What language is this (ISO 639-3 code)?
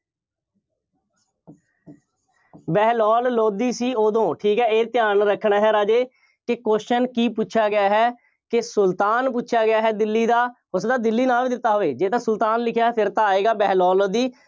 pan